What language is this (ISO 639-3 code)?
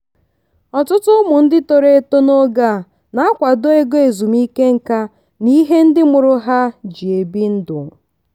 ibo